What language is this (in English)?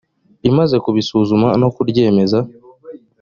Kinyarwanda